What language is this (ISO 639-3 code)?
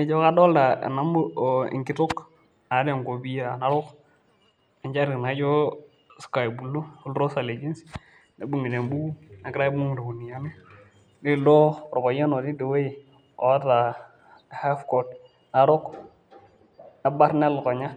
mas